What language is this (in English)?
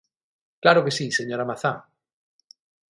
Galician